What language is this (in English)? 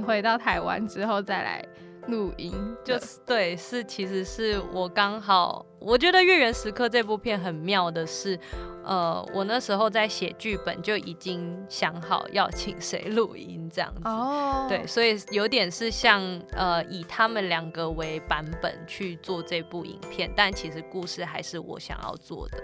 Chinese